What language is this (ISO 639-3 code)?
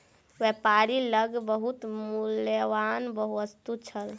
mai